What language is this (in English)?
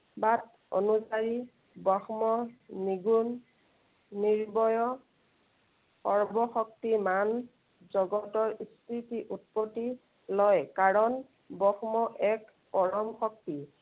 Assamese